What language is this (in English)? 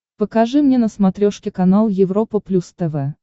Russian